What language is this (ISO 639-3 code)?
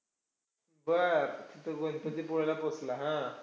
mar